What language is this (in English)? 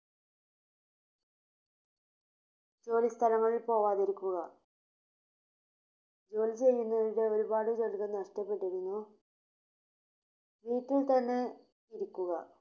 Malayalam